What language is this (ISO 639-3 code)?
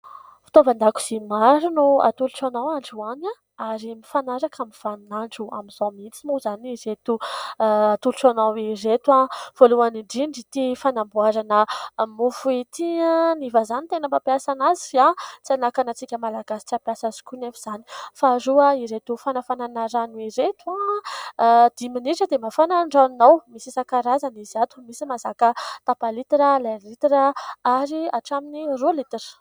mlg